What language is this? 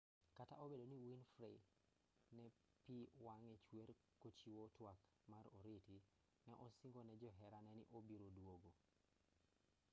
Luo (Kenya and Tanzania)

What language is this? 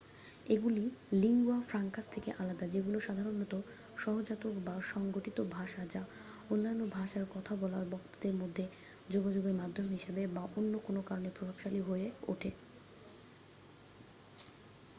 Bangla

